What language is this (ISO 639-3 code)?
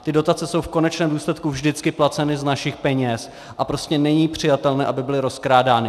ces